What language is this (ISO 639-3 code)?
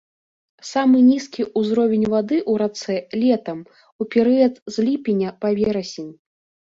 bel